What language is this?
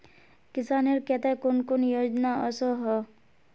Magahi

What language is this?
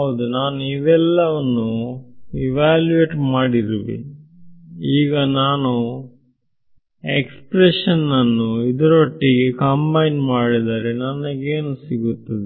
Kannada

